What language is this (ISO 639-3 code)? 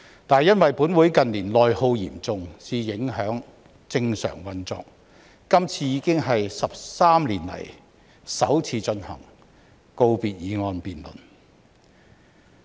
yue